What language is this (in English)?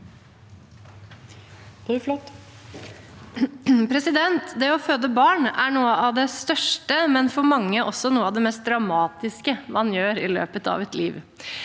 Norwegian